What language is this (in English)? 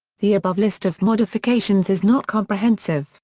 English